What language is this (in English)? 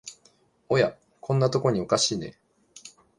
Japanese